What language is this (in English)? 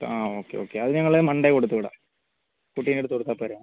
Malayalam